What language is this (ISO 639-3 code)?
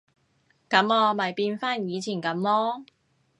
yue